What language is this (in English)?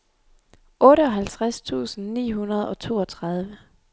Danish